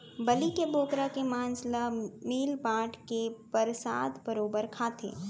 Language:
Chhattisgarhi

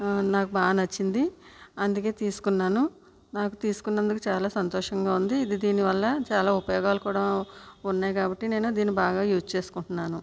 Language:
Telugu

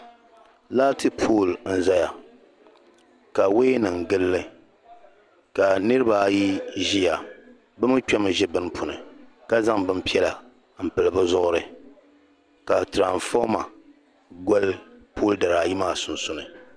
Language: Dagbani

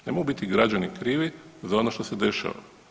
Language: Croatian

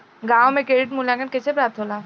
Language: Bhojpuri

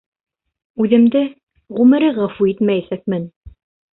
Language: Bashkir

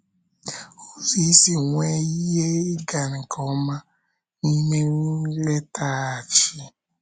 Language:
Igbo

